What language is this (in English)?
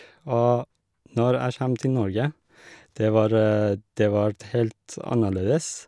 Norwegian